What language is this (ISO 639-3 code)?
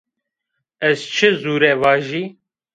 zza